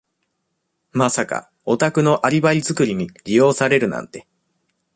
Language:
Japanese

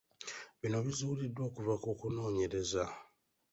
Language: Ganda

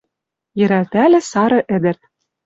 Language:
Western Mari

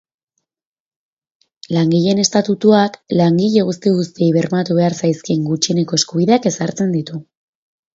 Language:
Basque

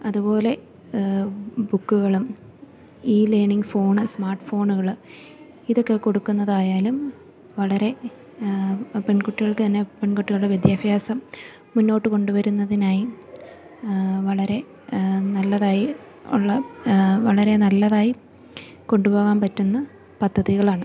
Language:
Malayalam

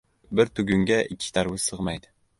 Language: Uzbek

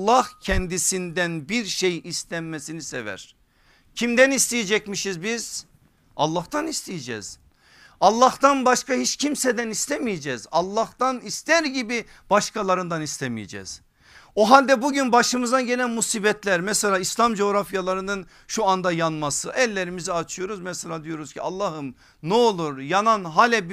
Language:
Turkish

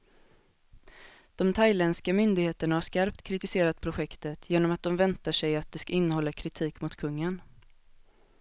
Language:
Swedish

